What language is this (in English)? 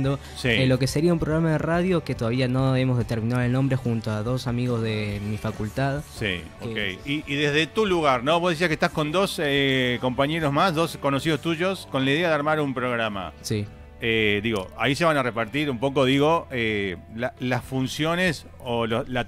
Spanish